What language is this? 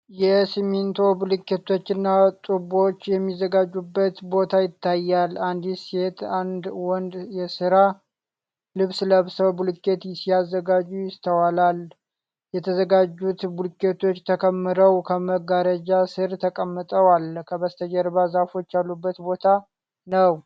Amharic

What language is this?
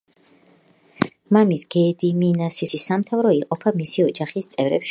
Georgian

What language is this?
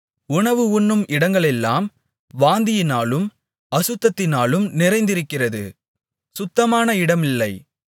Tamil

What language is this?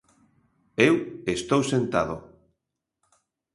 Galician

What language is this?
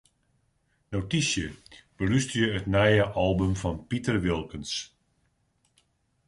Western Frisian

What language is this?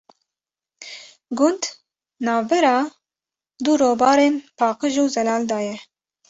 Kurdish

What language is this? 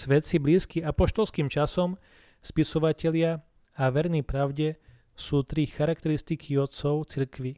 Slovak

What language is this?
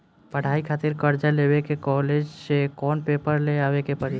Bhojpuri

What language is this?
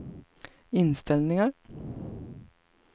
Swedish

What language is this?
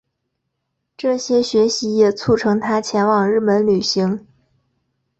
Chinese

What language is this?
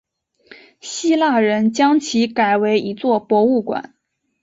Chinese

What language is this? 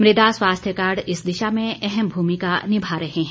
Hindi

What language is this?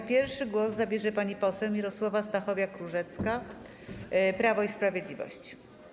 Polish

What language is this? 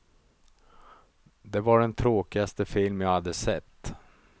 Swedish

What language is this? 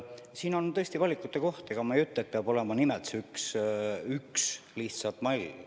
Estonian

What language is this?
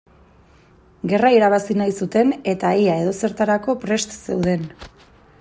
Basque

